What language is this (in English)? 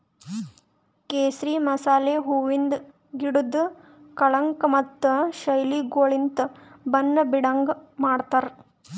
Kannada